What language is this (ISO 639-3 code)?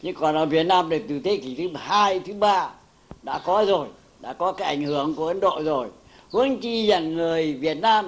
vie